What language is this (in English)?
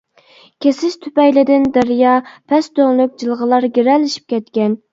Uyghur